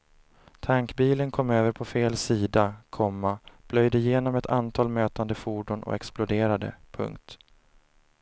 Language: Swedish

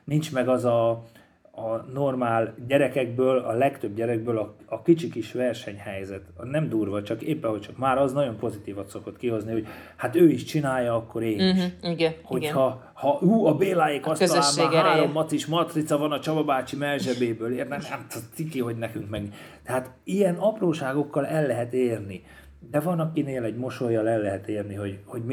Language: Hungarian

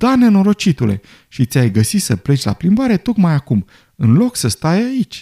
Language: Romanian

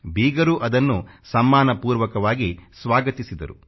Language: Kannada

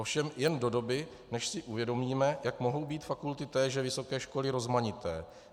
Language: Czech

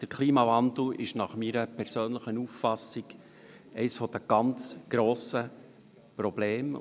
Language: Swiss German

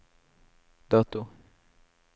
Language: Norwegian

